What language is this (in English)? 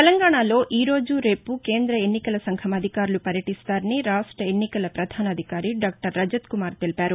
Telugu